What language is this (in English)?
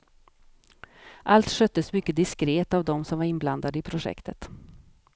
Swedish